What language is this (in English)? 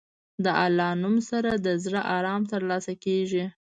Pashto